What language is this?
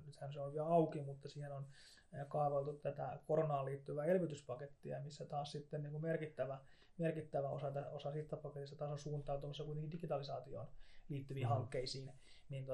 Finnish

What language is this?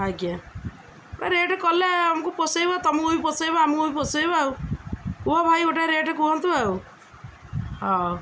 Odia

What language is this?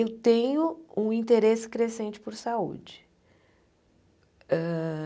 Portuguese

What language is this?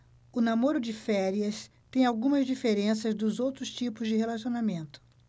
Portuguese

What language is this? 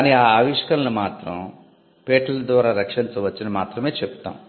Telugu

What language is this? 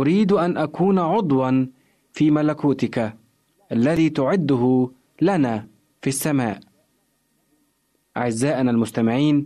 Arabic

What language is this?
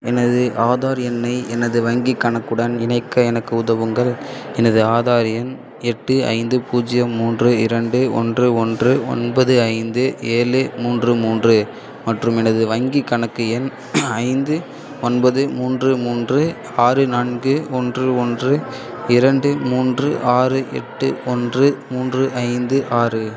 Tamil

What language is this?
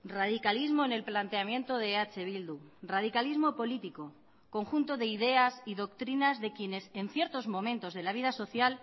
Spanish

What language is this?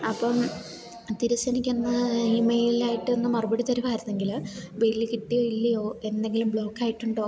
Malayalam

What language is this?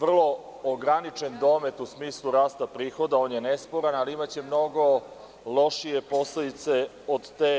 Serbian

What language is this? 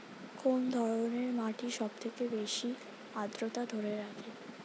Bangla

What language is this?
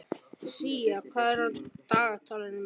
Icelandic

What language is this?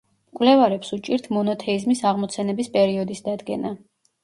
Georgian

